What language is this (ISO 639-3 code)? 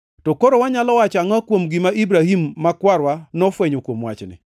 luo